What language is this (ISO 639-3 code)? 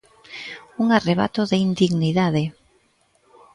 glg